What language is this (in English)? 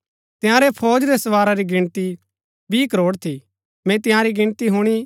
Gaddi